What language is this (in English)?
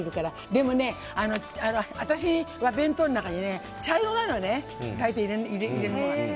Japanese